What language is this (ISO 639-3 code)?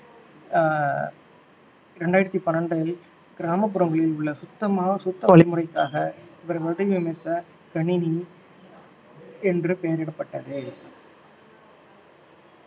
tam